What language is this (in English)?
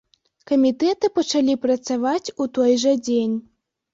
Belarusian